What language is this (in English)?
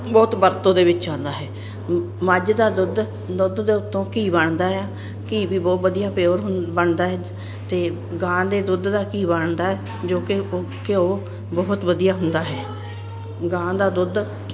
Punjabi